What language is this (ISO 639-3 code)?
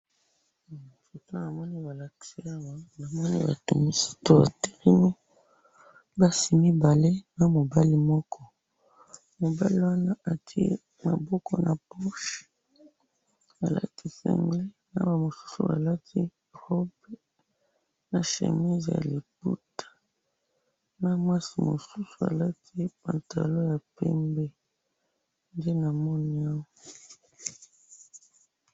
lin